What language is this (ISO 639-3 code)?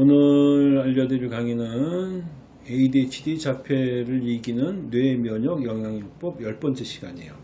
kor